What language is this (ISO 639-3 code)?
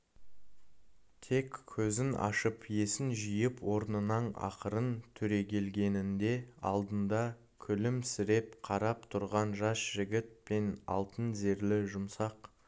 kaz